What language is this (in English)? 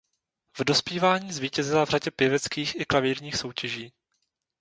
Czech